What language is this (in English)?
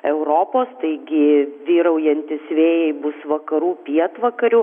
Lithuanian